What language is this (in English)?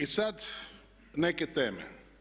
Croatian